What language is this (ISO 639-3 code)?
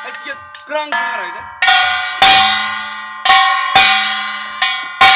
kor